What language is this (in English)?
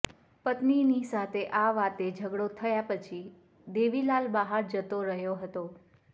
Gujarati